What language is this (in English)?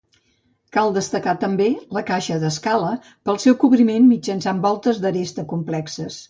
Catalan